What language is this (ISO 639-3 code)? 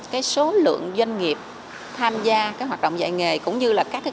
vie